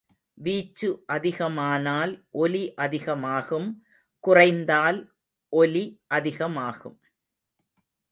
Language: Tamil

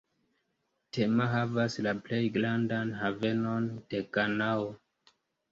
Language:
Esperanto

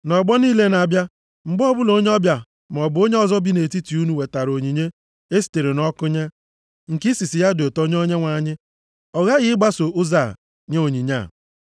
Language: Igbo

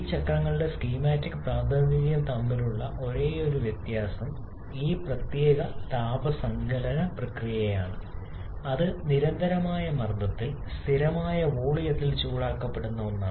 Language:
Malayalam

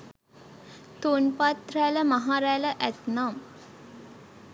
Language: Sinhala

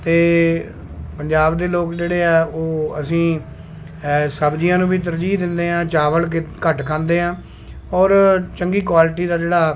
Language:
Punjabi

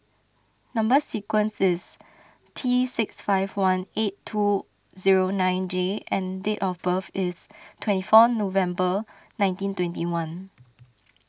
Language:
English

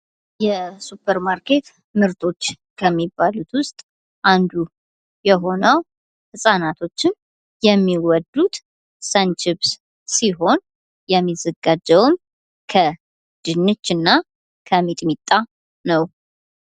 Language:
Amharic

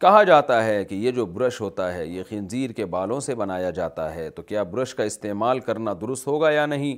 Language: Urdu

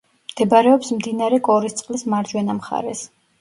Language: Georgian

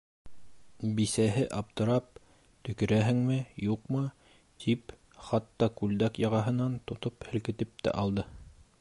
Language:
Bashkir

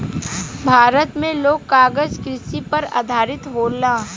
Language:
Bhojpuri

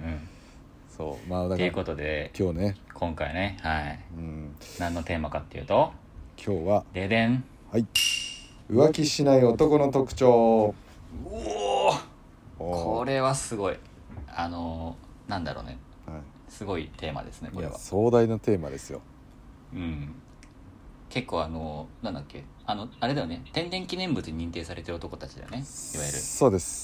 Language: Japanese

